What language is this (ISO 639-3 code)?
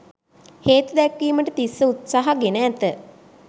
sin